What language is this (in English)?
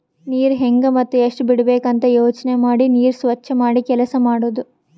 Kannada